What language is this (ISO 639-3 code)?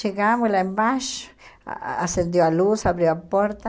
por